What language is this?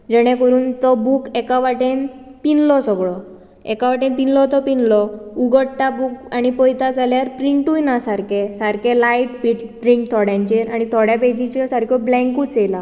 Konkani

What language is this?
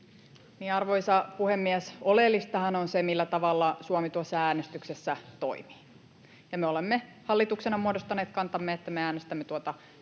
Finnish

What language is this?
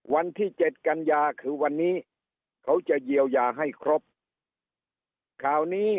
Thai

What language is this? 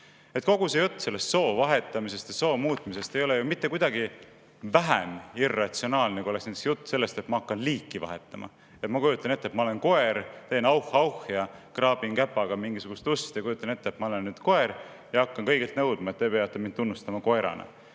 Estonian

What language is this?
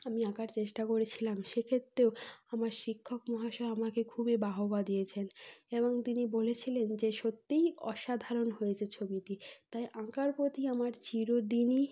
Bangla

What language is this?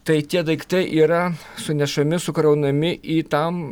Lithuanian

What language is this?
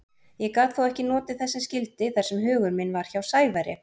Icelandic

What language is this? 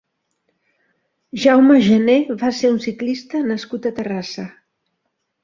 Catalan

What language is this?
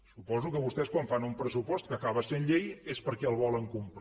Catalan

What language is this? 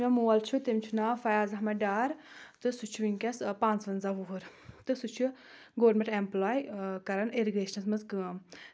Kashmiri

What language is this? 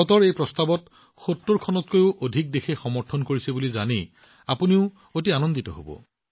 Assamese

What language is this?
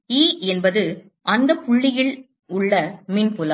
Tamil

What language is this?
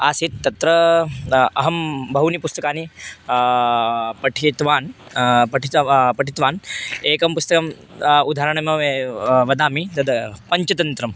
Sanskrit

